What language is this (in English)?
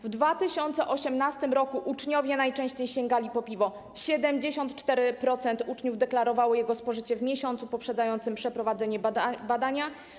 Polish